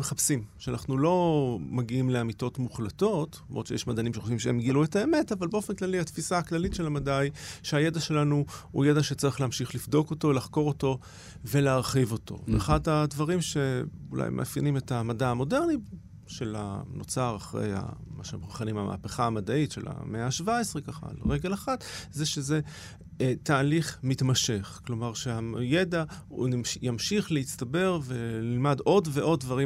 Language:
Hebrew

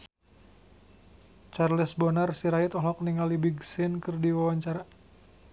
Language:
Sundanese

